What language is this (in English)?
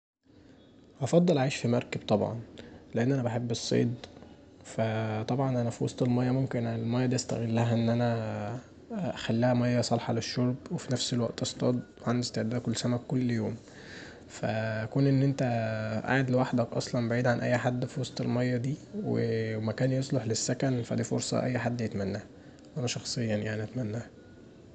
Egyptian Arabic